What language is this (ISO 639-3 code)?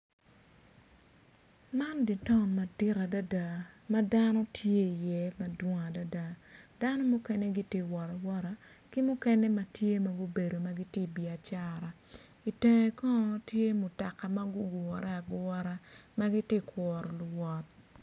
ach